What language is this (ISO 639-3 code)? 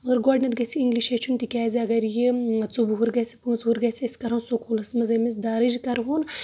kas